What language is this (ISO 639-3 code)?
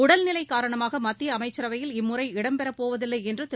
tam